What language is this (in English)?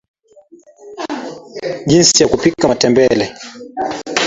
Swahili